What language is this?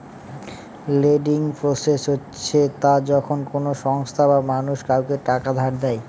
Bangla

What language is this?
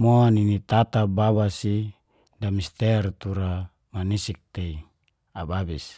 Geser-Gorom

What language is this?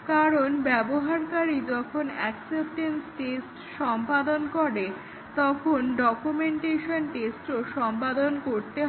Bangla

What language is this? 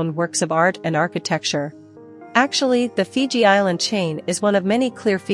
English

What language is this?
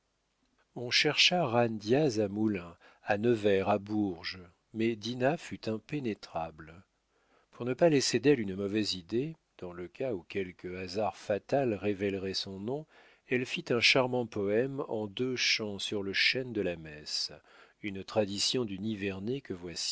French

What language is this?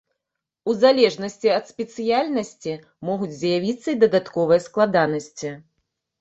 Belarusian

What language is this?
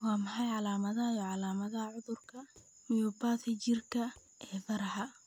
Somali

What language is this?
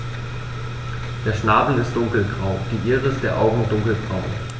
German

